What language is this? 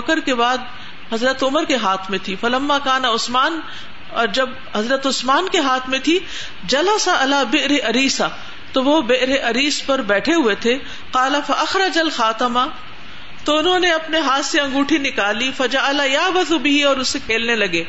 Urdu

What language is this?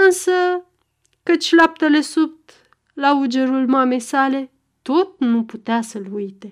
Romanian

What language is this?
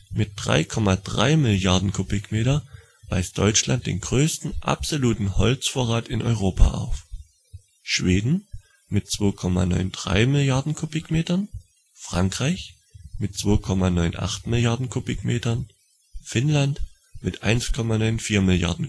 German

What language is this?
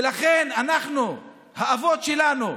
Hebrew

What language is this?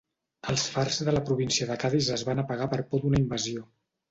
Catalan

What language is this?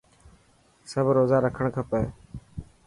Dhatki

